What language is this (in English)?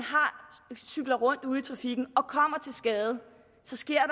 Danish